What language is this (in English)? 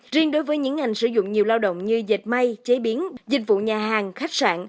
Vietnamese